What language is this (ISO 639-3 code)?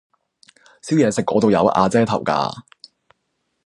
yue